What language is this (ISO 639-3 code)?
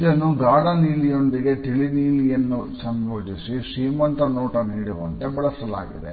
kan